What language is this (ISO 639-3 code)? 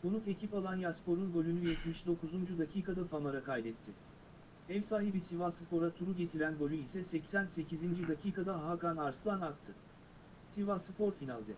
tur